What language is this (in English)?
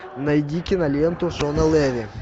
Russian